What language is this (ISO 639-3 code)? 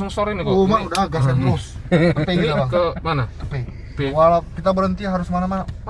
ind